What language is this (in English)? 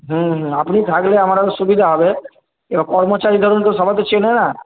Bangla